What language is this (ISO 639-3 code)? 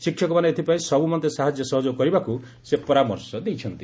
ori